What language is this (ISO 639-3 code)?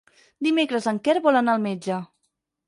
cat